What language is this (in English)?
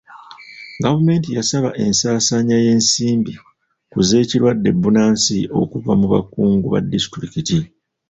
Ganda